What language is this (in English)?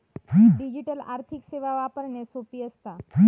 Marathi